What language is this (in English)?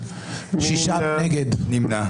Hebrew